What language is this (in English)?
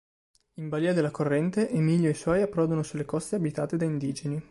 Italian